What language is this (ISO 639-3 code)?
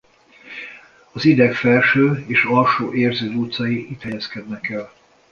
hun